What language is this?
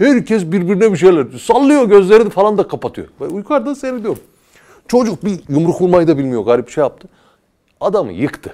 Turkish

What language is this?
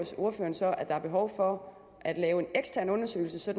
Danish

